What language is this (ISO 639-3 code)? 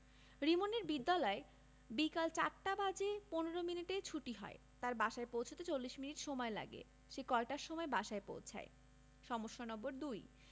ben